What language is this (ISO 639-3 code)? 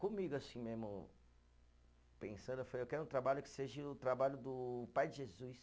por